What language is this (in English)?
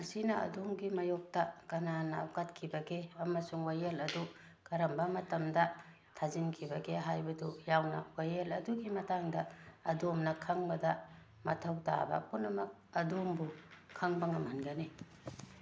Manipuri